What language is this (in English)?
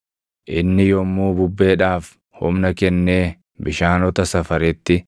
Oromo